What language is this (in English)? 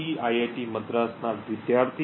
Gujarati